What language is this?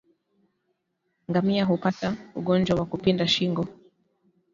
Swahili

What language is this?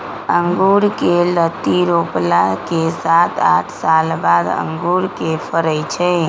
Magahi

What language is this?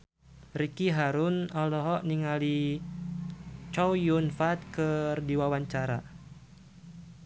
Sundanese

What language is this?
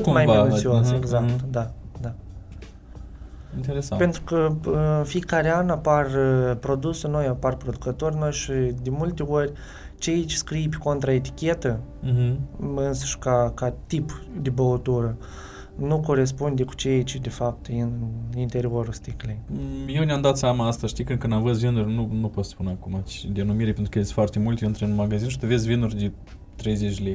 Romanian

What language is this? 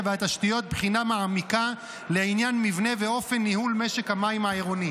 Hebrew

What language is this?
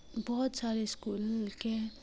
Urdu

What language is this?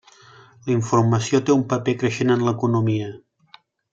Catalan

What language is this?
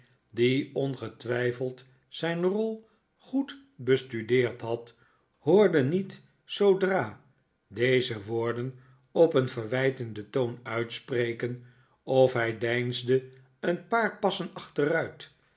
Dutch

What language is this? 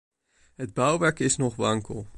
Dutch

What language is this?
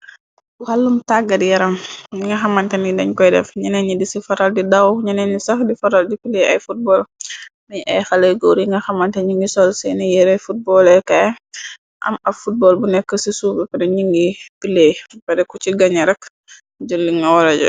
Wolof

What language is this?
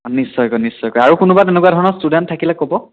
Assamese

